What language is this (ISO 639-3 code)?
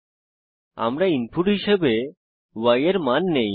ben